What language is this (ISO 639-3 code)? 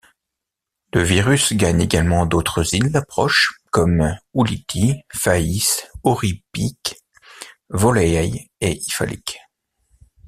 fra